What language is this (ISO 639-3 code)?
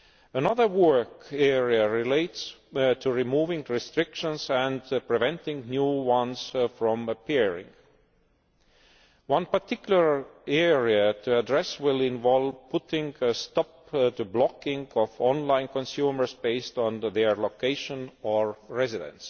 eng